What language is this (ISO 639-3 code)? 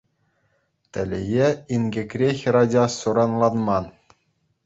chv